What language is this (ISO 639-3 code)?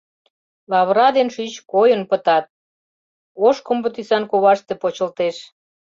chm